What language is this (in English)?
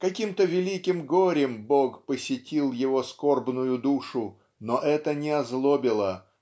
Russian